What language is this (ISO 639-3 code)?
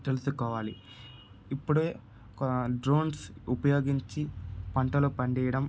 tel